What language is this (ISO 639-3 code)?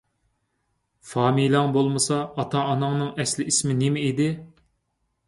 uig